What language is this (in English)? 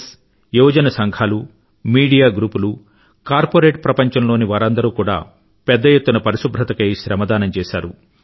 Telugu